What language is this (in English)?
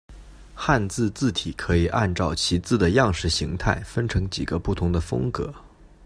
Chinese